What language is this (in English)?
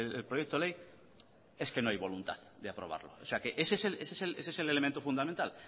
Spanish